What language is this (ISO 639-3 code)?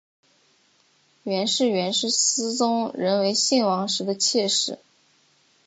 zho